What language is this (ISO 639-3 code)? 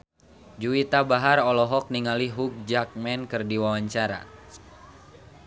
sun